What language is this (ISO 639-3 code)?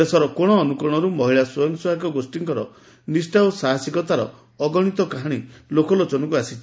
ori